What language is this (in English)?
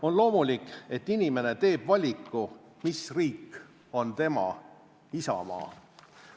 Estonian